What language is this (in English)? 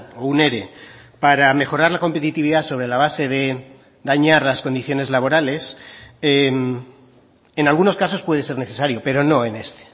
Spanish